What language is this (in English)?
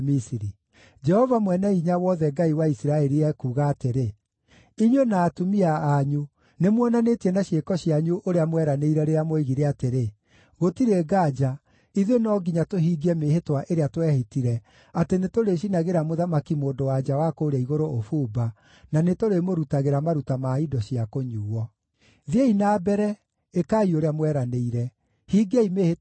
Kikuyu